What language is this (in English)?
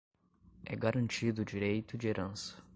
Portuguese